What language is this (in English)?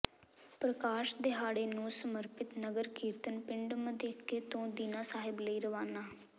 Punjabi